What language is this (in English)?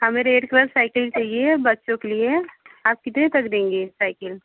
Hindi